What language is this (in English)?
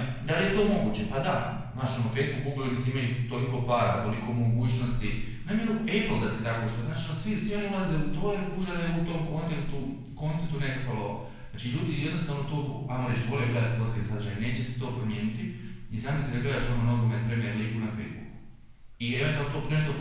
Croatian